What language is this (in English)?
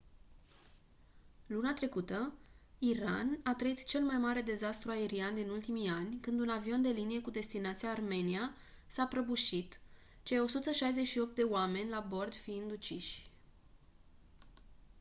Romanian